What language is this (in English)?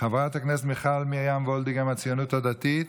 Hebrew